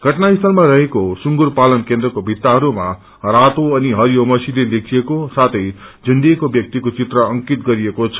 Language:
Nepali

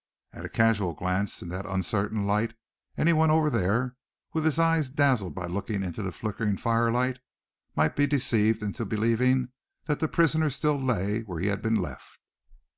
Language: English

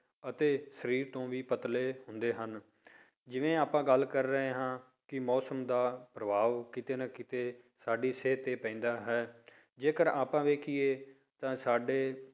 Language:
Punjabi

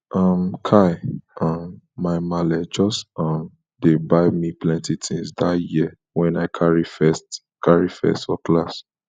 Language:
Nigerian Pidgin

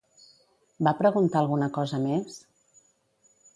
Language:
Catalan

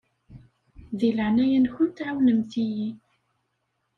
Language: Kabyle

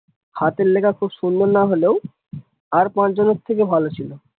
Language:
Bangla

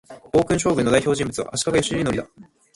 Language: Japanese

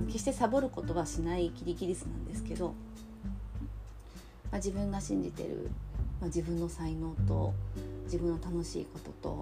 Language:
Japanese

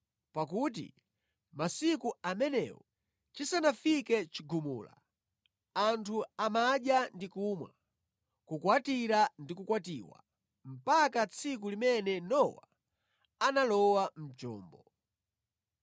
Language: Nyanja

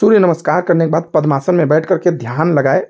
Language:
Hindi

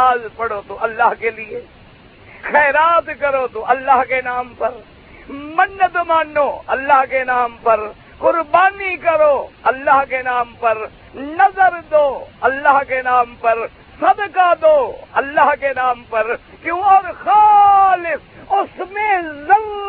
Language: Urdu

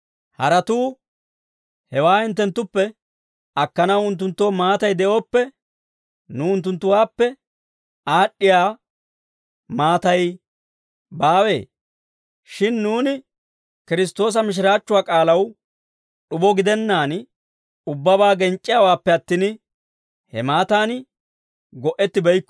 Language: Dawro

